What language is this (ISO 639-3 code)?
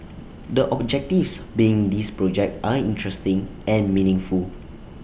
eng